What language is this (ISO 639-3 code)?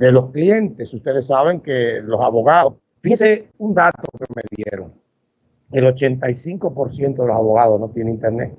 spa